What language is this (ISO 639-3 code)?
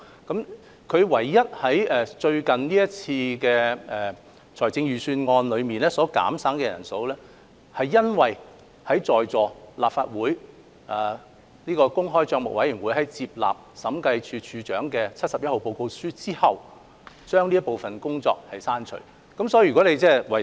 yue